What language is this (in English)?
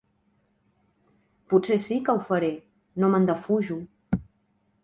Catalan